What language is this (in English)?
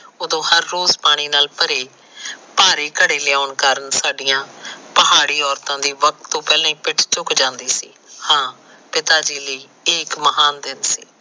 Punjabi